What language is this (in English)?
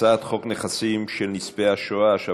Hebrew